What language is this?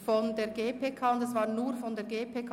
Swiss German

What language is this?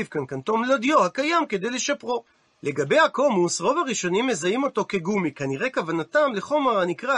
Hebrew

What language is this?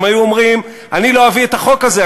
Hebrew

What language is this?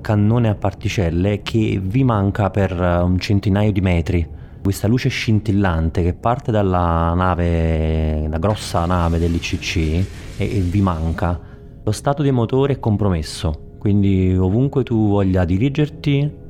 Italian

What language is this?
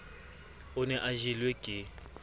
Southern Sotho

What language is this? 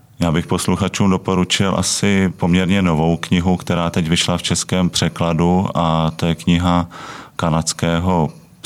Czech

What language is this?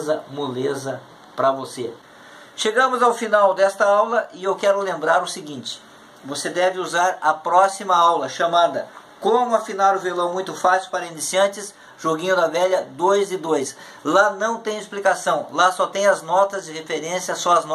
Portuguese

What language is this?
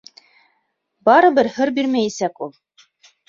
Bashkir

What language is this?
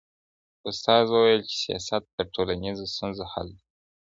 Pashto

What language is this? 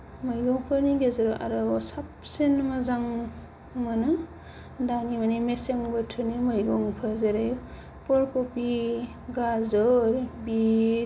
Bodo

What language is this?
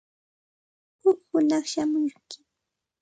Santa Ana de Tusi Pasco Quechua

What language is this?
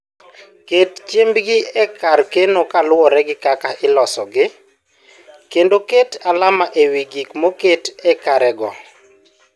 Luo (Kenya and Tanzania)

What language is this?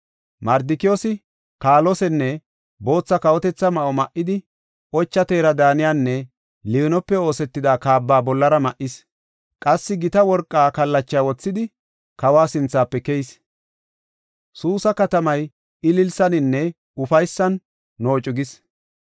Gofa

